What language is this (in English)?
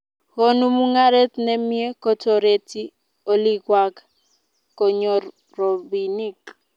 Kalenjin